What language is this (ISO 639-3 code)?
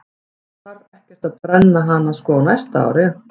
isl